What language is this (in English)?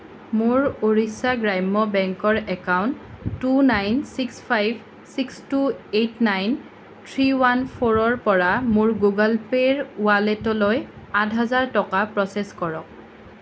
Assamese